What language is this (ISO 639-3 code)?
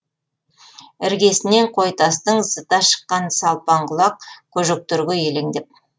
kaz